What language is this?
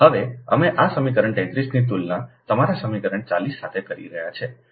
Gujarati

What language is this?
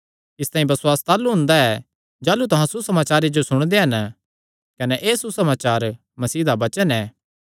Kangri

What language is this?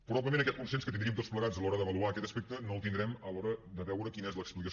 Catalan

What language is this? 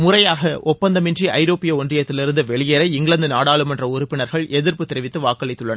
Tamil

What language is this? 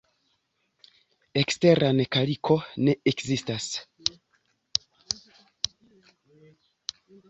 Esperanto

